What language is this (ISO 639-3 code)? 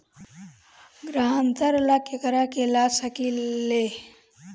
bho